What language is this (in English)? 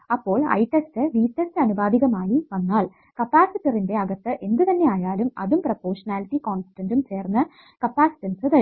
Malayalam